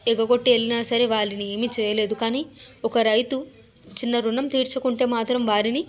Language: Telugu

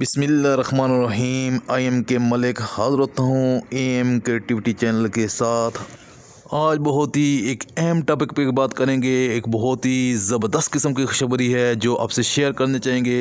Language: Urdu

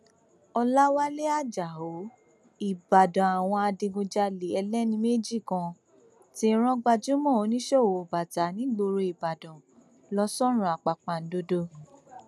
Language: Yoruba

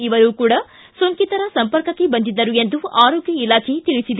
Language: Kannada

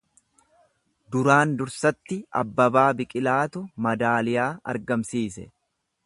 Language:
Oromo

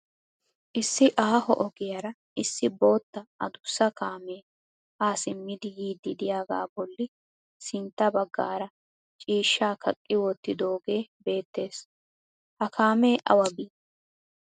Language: Wolaytta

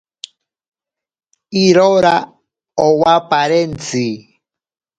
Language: Ashéninka Perené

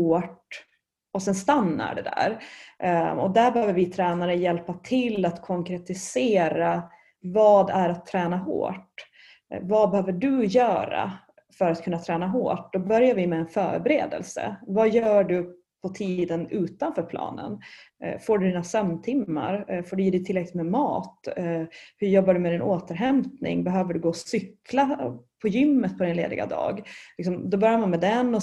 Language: Swedish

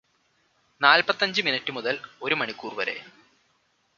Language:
Malayalam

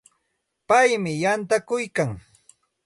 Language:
Santa Ana de Tusi Pasco Quechua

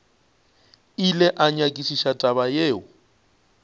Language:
Northern Sotho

